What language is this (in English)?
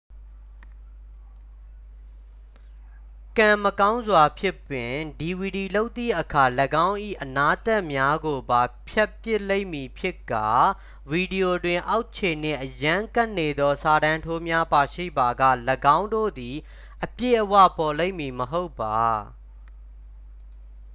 Burmese